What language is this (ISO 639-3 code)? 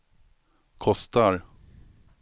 swe